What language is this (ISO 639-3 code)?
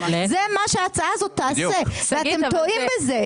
heb